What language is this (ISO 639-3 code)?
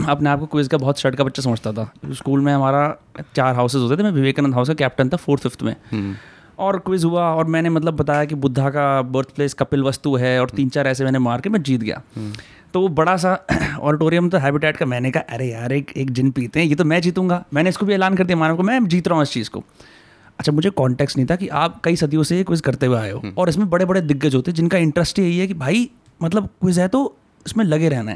hin